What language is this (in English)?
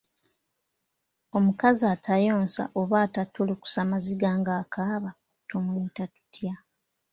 Ganda